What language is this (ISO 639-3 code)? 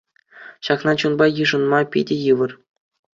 chv